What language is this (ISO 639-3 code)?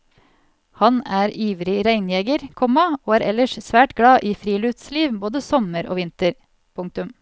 nor